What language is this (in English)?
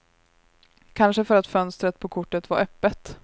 Swedish